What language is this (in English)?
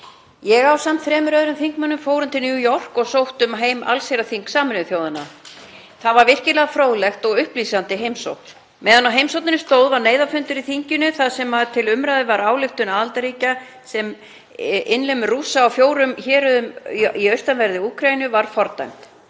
Icelandic